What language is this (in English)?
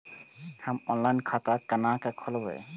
Maithili